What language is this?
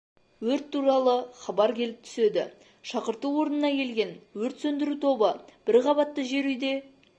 Kazakh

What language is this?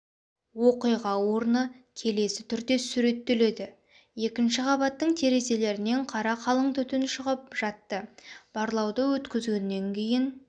Kazakh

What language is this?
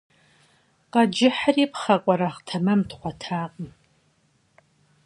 Kabardian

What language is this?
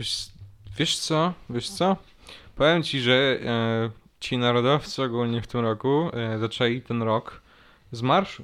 Polish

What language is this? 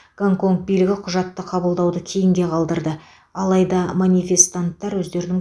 Kazakh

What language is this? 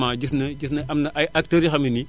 Wolof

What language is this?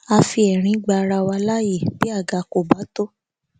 Yoruba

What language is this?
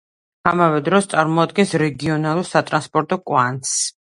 Georgian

